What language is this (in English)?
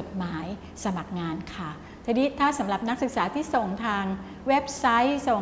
Thai